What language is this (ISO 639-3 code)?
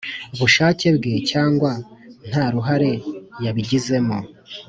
kin